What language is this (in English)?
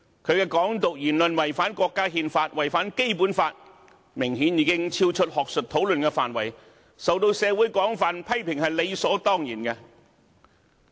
Cantonese